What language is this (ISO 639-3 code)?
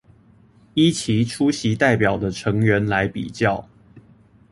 zho